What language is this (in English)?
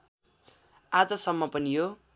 Nepali